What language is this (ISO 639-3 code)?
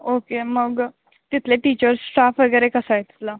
mar